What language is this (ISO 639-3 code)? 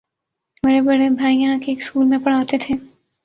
urd